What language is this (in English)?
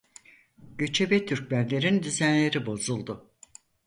Turkish